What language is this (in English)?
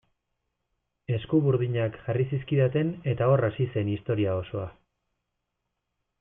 Basque